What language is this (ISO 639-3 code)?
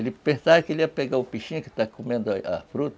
por